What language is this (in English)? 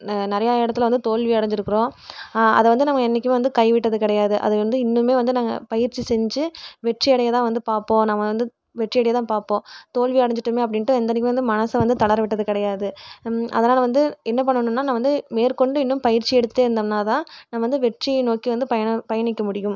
Tamil